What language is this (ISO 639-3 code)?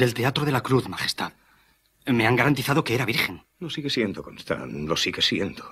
spa